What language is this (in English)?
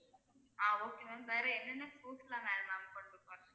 Tamil